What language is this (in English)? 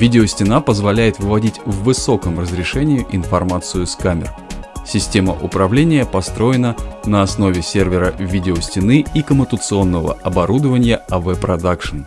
Russian